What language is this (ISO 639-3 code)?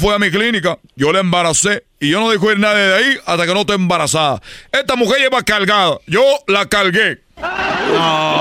spa